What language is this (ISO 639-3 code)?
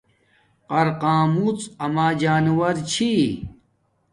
dmk